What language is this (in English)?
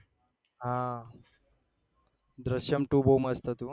Gujarati